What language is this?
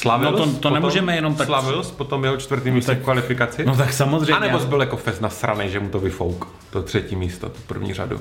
Czech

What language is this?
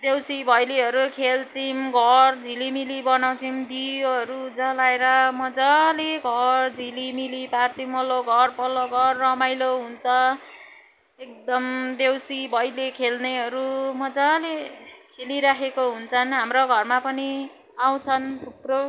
Nepali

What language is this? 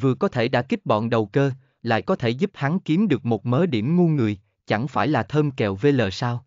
Vietnamese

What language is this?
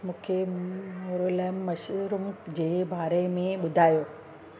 Sindhi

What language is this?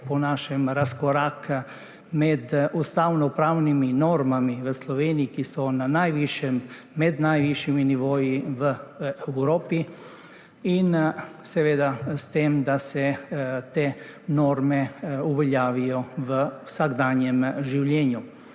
Slovenian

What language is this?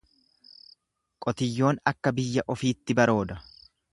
Oromo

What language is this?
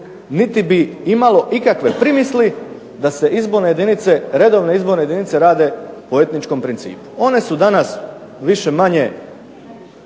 Croatian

